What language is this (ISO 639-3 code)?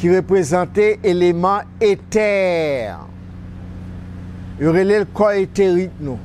fra